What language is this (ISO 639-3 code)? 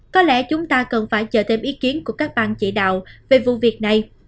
vie